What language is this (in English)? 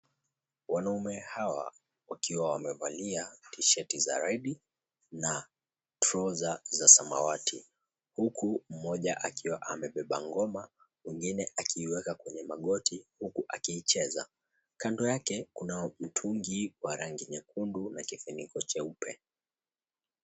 Swahili